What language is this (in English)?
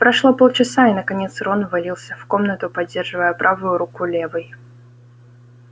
Russian